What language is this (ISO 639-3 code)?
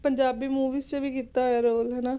pan